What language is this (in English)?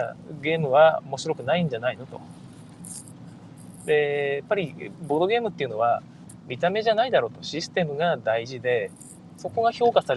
Japanese